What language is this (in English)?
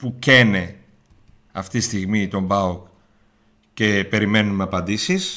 Greek